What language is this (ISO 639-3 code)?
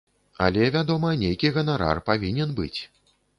bel